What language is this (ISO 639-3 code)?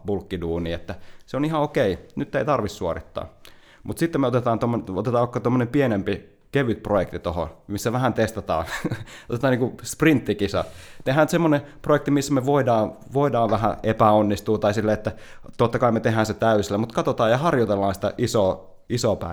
fin